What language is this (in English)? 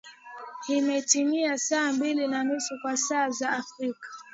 Swahili